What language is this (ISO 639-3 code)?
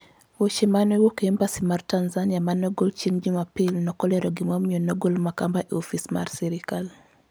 luo